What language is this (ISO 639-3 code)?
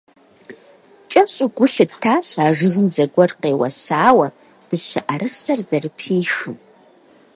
kbd